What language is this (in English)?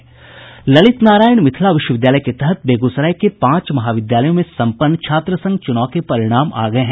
Hindi